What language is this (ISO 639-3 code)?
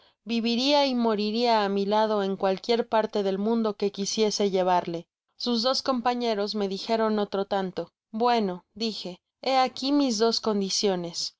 spa